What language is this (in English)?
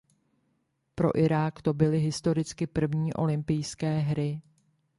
Czech